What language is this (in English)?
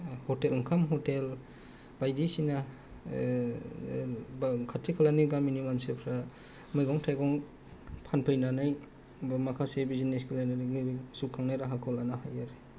Bodo